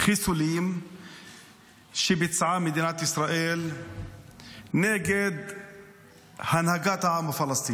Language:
Hebrew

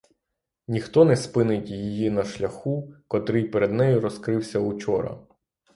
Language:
Ukrainian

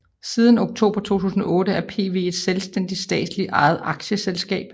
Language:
Danish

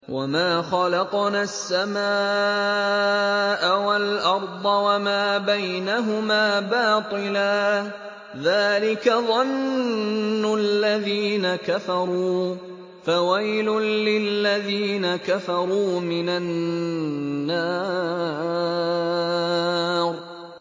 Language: Arabic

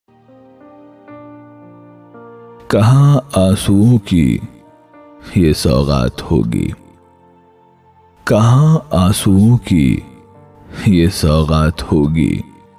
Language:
Urdu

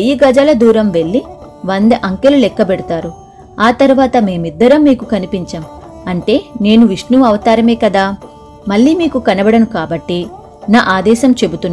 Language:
Telugu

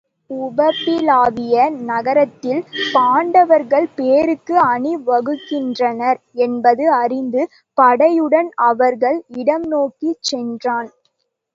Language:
Tamil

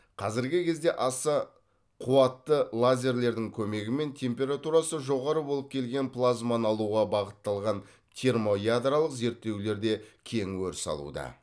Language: Kazakh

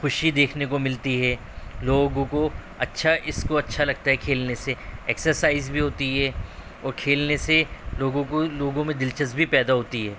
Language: Urdu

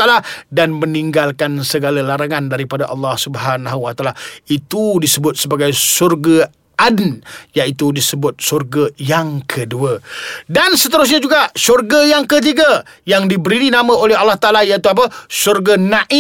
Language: Malay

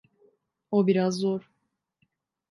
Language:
Turkish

